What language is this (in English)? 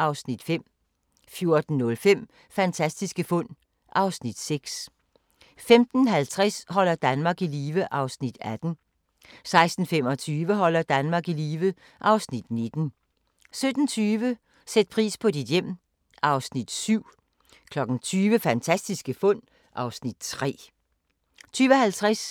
Danish